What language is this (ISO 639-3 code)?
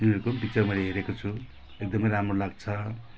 nep